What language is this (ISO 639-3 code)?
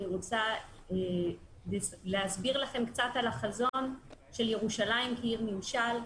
heb